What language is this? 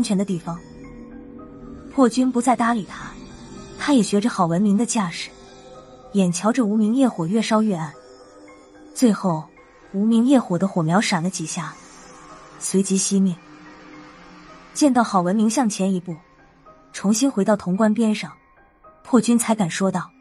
Chinese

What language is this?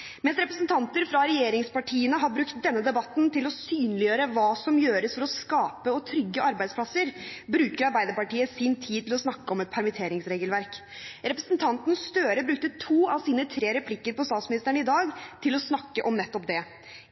Norwegian Bokmål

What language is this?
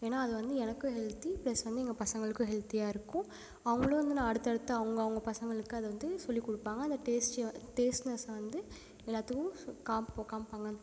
Tamil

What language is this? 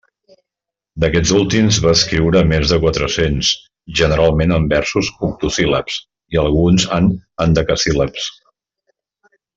Catalan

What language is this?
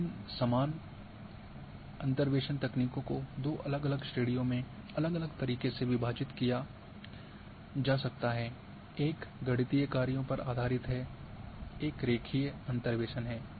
Hindi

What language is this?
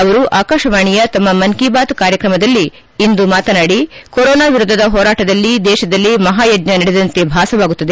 Kannada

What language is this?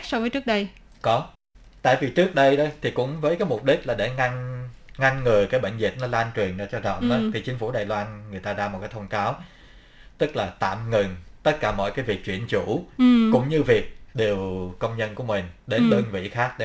Vietnamese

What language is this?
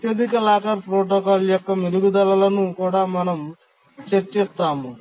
Telugu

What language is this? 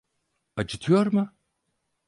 Turkish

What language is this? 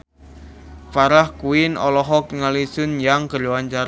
Sundanese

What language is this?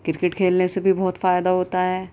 Urdu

